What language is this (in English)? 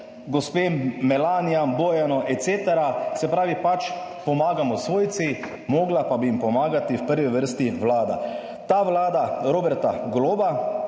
Slovenian